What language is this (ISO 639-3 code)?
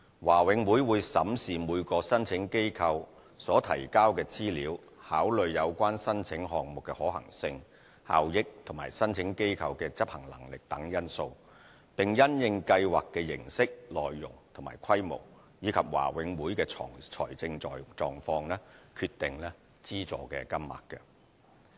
yue